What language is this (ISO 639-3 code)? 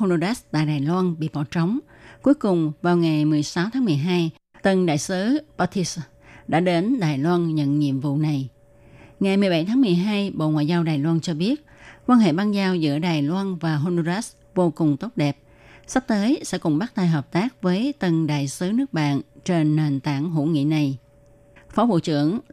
vie